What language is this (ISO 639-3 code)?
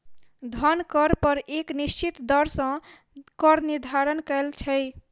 mai